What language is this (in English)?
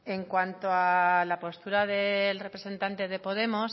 Spanish